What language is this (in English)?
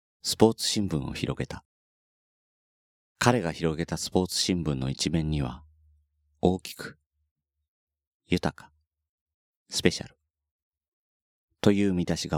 Japanese